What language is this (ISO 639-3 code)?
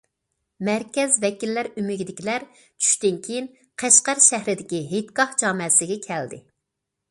uig